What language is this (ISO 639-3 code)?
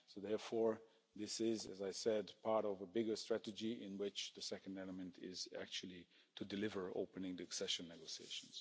eng